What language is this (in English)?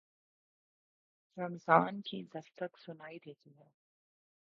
Urdu